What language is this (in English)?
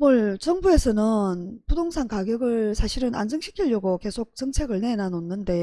Korean